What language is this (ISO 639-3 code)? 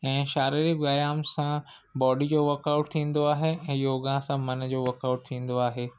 snd